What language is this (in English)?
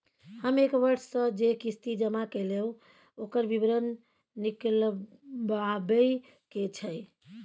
Maithili